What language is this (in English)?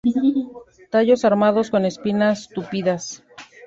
Spanish